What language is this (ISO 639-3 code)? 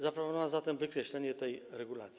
pol